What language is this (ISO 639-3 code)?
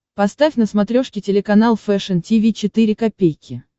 rus